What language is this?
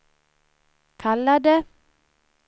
Swedish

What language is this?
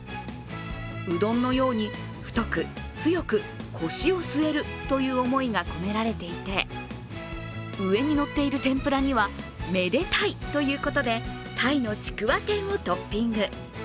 Japanese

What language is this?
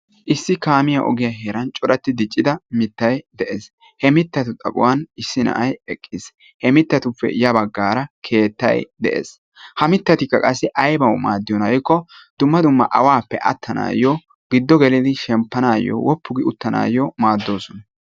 Wolaytta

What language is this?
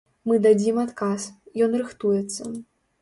Belarusian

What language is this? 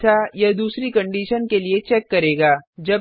Hindi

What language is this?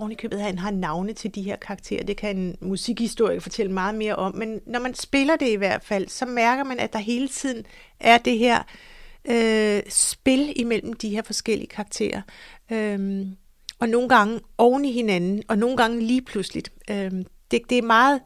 Danish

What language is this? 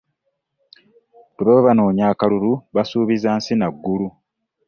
Ganda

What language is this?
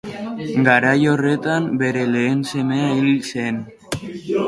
Basque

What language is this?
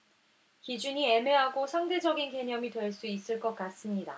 Korean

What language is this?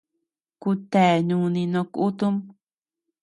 Tepeuxila Cuicatec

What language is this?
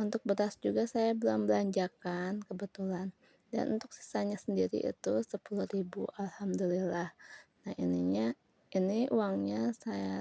Indonesian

